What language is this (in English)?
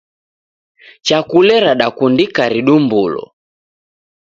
Taita